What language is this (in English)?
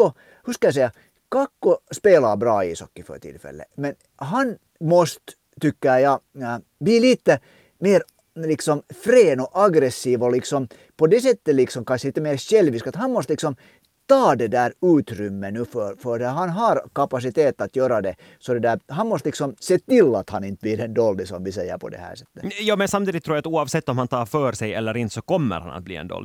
Swedish